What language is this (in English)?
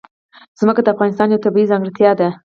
Pashto